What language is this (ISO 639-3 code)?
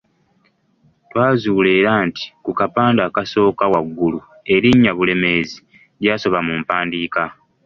lug